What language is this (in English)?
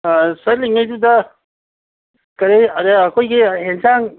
Manipuri